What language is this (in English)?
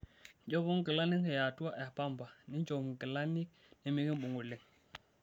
Masai